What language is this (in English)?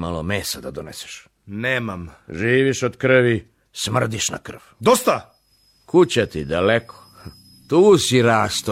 Croatian